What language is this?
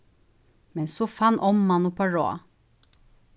Faroese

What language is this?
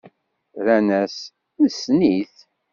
Kabyle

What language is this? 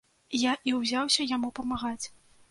Belarusian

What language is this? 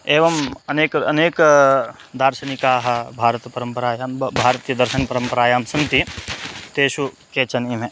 Sanskrit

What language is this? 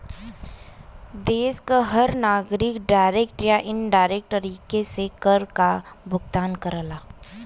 Bhojpuri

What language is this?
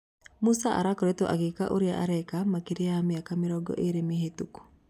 Kikuyu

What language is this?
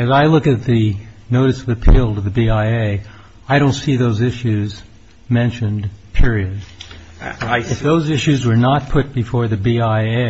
English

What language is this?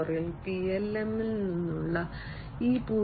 Malayalam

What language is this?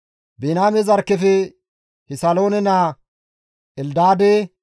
Gamo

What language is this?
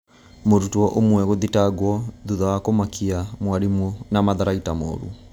Kikuyu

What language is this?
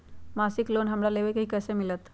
Magahi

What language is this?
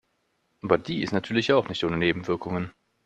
German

